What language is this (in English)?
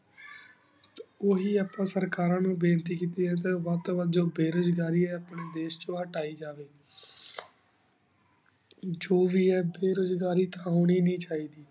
Punjabi